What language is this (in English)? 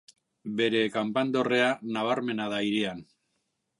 Basque